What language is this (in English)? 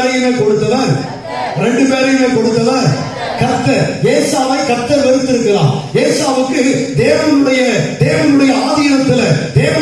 Turkish